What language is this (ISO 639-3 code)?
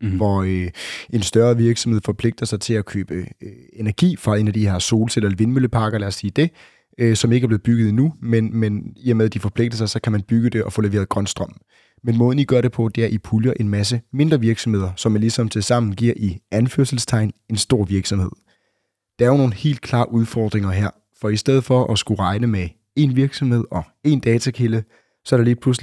dan